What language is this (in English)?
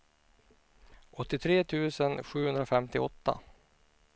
Swedish